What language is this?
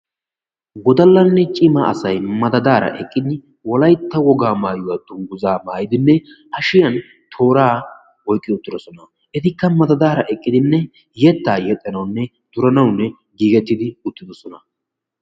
Wolaytta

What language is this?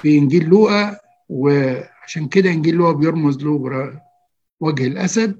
Arabic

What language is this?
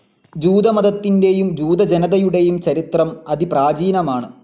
Malayalam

